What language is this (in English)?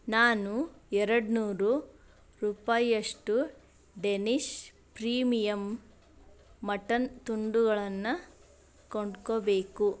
Kannada